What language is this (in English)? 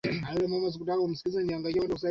Swahili